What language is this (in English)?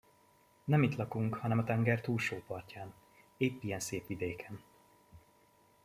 Hungarian